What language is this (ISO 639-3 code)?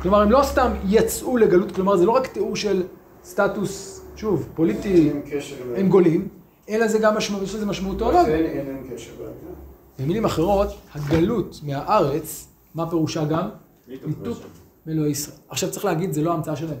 heb